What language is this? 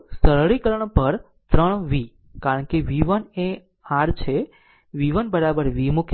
Gujarati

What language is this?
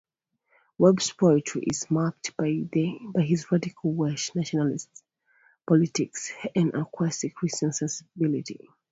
English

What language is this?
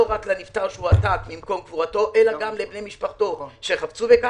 Hebrew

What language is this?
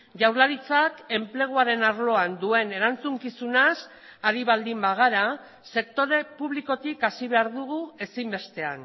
Basque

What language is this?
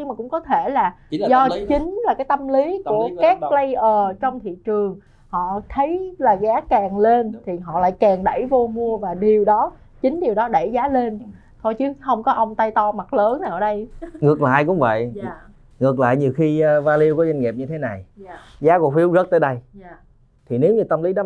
Vietnamese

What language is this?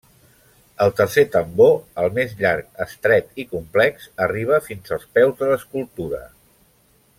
Catalan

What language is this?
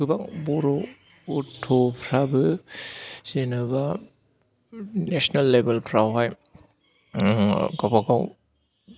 Bodo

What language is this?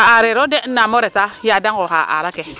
Serer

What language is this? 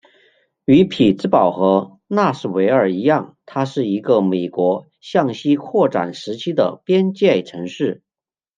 Chinese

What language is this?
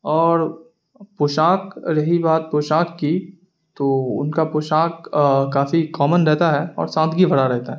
Urdu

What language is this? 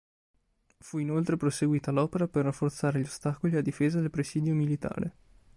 Italian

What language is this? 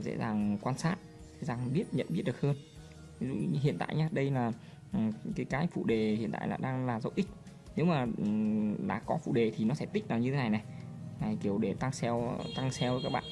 Vietnamese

